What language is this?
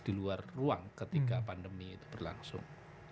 Indonesian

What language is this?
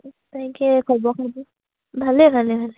Assamese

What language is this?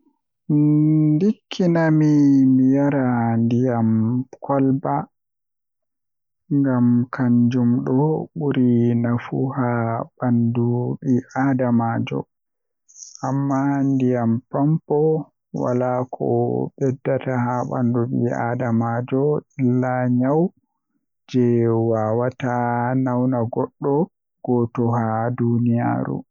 Western Niger Fulfulde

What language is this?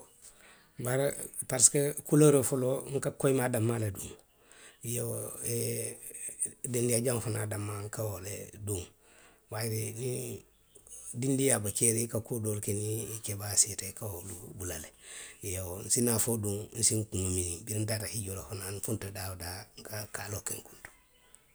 Western Maninkakan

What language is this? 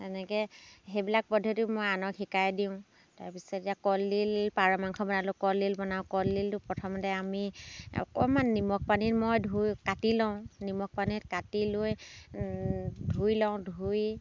Assamese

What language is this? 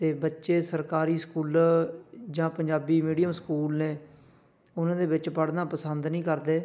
Punjabi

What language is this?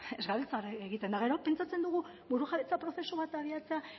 Basque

